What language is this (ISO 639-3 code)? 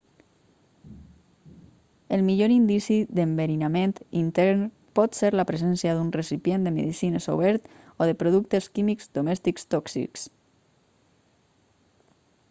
cat